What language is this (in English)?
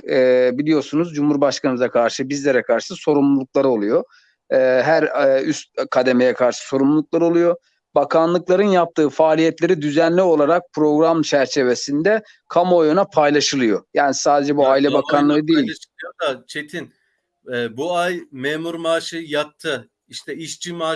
Turkish